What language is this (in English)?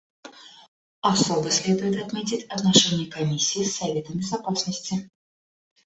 Russian